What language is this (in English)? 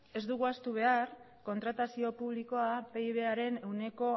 Basque